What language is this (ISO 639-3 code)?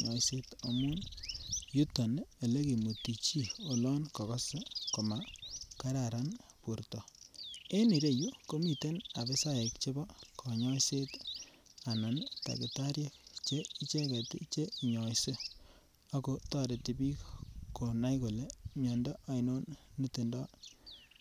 kln